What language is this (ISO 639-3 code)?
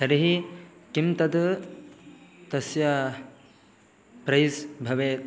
san